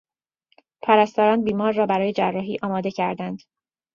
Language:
Persian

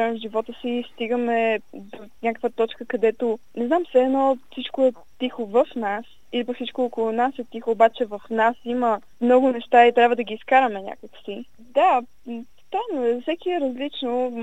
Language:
Bulgarian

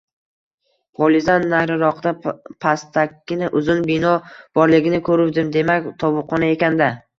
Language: Uzbek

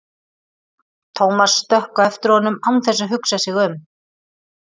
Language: Icelandic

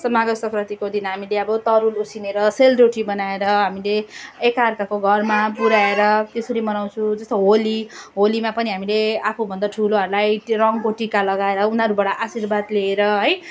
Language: Nepali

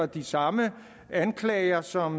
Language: Danish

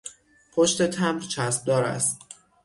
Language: Persian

